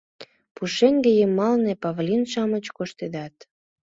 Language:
Mari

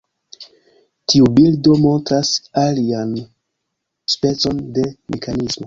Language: Esperanto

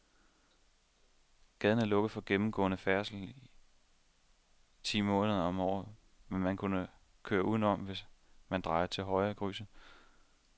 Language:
Danish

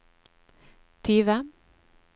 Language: Norwegian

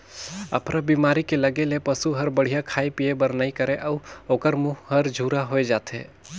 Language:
Chhattisgarhi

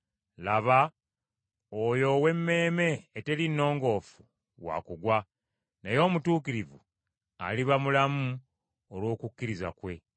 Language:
Ganda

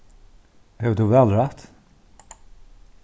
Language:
Faroese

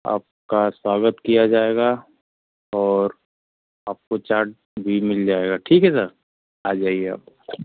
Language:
Hindi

